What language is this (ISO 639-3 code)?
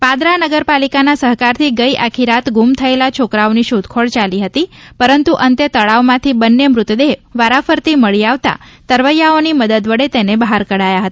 guj